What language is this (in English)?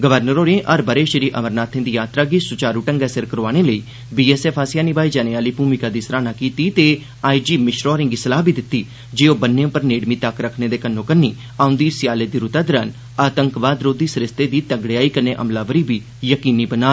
Dogri